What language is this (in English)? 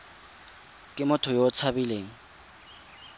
Tswana